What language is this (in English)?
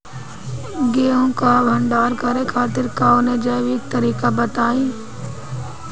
Bhojpuri